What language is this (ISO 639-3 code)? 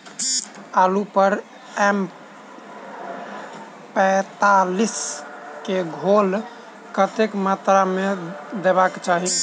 mai